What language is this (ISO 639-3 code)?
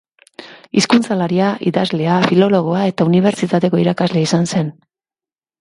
eus